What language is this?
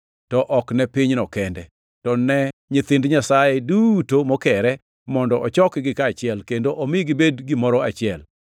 Luo (Kenya and Tanzania)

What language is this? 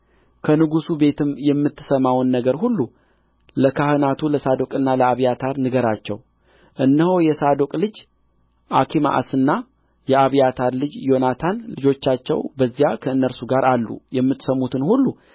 Amharic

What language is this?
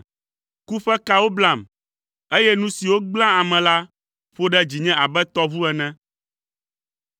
Ewe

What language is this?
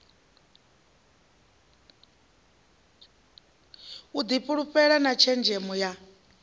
Venda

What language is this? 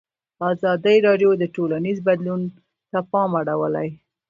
Pashto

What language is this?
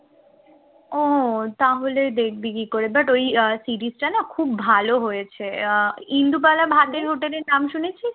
Bangla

